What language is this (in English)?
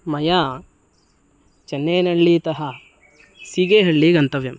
Sanskrit